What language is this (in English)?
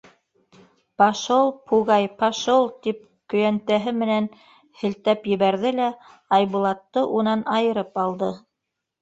Bashkir